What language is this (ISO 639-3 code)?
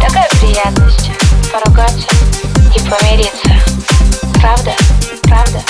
rus